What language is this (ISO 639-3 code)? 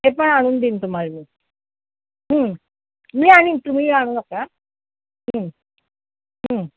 mar